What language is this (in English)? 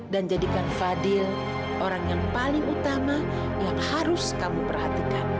Indonesian